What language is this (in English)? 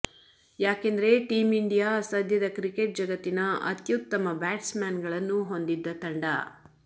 Kannada